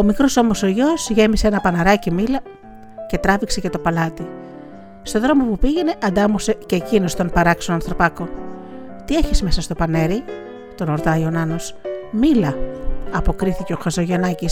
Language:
Greek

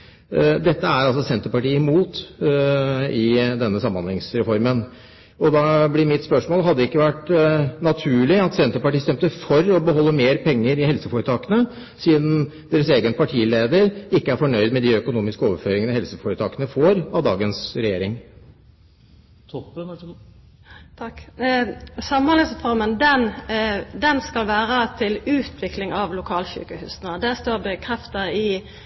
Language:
Norwegian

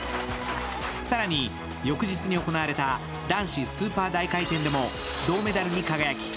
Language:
Japanese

